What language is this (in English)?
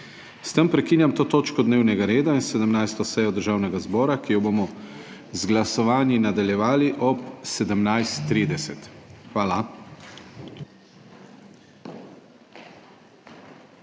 Slovenian